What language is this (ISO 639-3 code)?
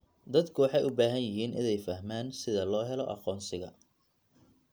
som